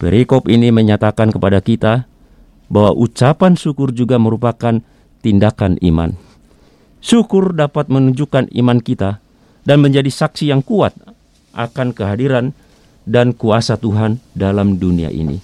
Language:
Indonesian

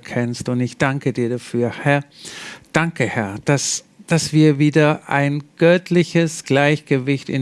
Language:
German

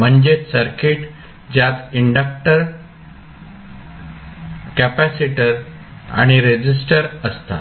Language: Marathi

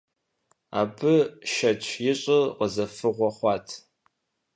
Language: Kabardian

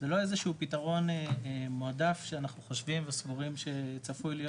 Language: Hebrew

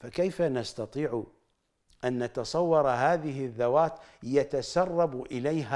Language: Arabic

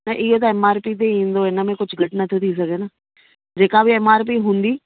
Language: Sindhi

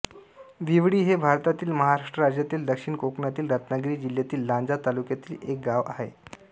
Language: Marathi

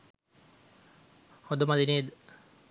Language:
Sinhala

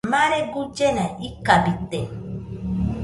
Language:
Nüpode Huitoto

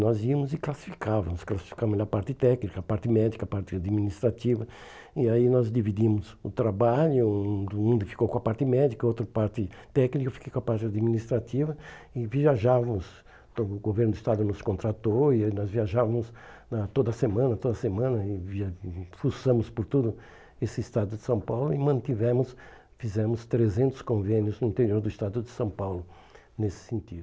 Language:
Portuguese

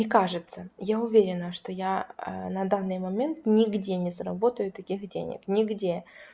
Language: Russian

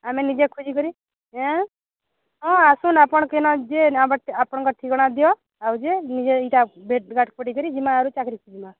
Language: Odia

